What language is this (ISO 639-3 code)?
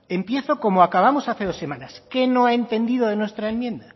spa